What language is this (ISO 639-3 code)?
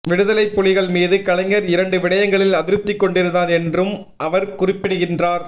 tam